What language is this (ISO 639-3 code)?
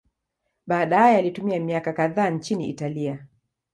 swa